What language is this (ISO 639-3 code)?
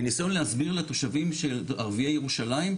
heb